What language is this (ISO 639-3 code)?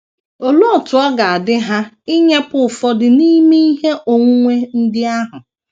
ibo